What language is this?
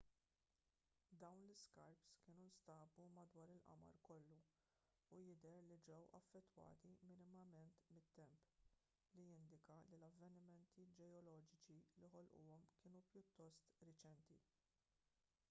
Maltese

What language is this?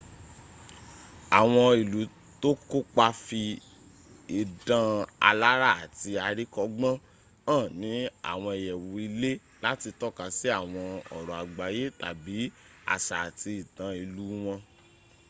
Yoruba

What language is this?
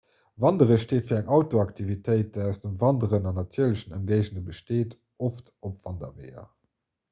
Luxembourgish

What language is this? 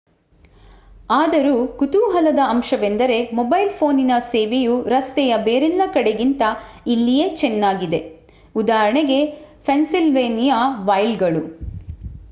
Kannada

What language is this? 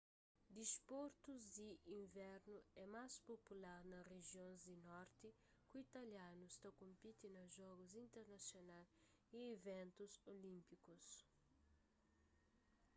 Kabuverdianu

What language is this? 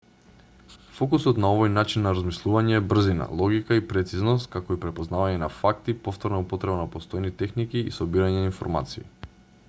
Macedonian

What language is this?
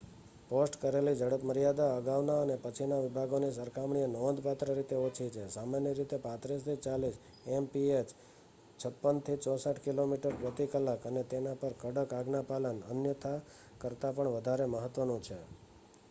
Gujarati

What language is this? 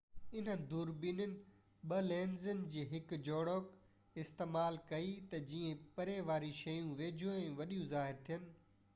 Sindhi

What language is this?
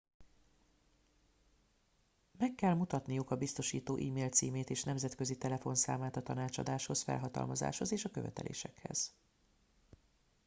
Hungarian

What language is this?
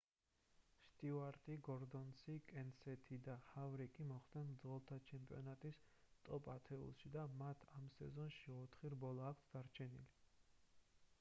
Georgian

